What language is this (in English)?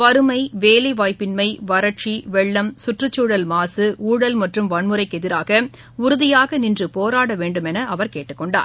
Tamil